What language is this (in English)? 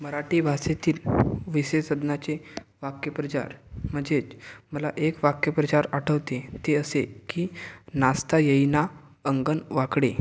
Marathi